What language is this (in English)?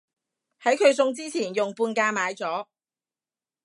Cantonese